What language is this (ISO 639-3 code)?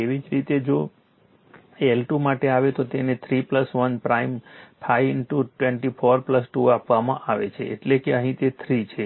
guj